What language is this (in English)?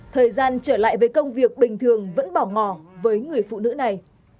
Vietnamese